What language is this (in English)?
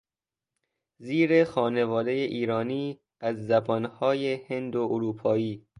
Persian